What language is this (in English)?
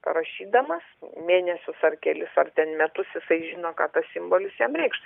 Lithuanian